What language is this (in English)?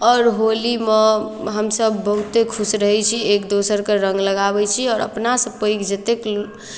Maithili